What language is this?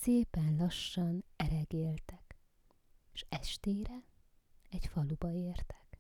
Hungarian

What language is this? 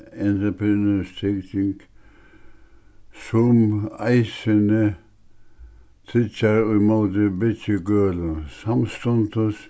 Faroese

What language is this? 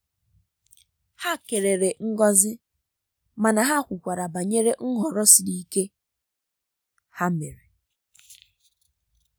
Igbo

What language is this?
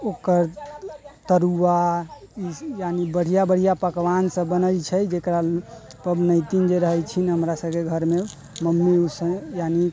Maithili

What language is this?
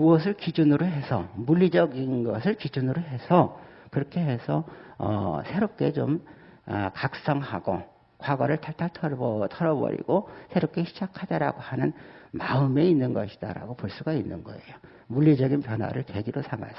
Korean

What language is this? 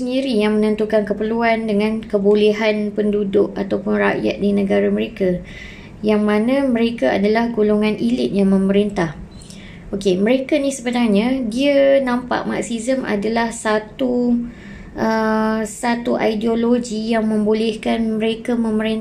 Malay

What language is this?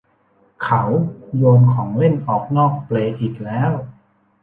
Thai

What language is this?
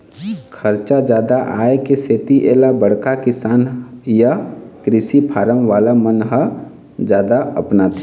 Chhattisgarhi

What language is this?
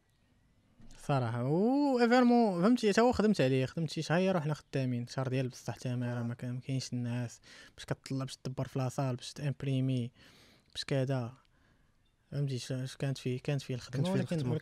Arabic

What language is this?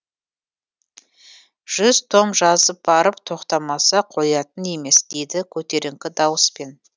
Kazakh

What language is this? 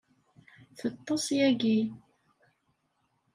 Kabyle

